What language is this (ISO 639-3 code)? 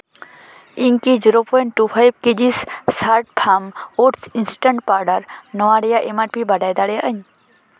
sat